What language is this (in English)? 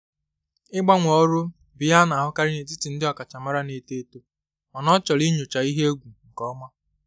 Igbo